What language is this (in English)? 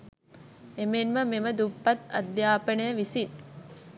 Sinhala